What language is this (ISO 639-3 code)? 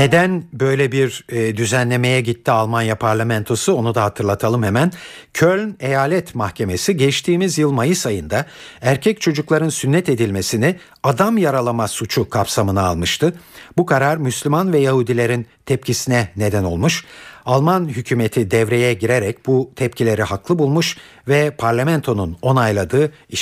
tur